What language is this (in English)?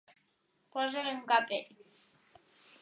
Catalan